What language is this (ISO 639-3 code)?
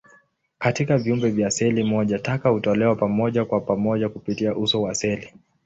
swa